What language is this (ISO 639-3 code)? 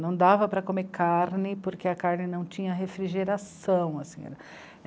por